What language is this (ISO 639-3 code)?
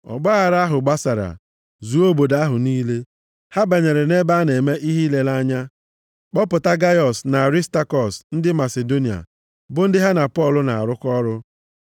ibo